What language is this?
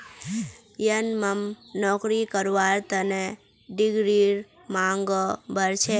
Magahi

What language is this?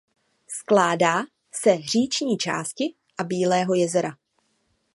Czech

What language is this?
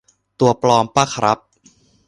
Thai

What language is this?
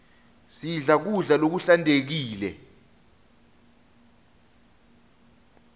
Swati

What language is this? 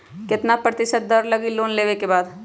Magahi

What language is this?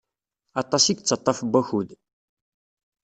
Kabyle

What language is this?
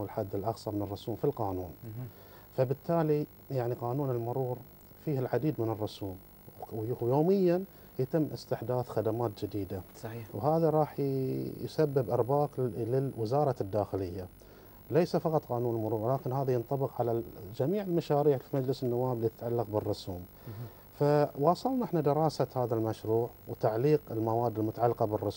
Arabic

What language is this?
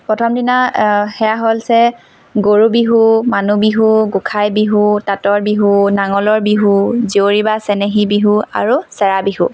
Assamese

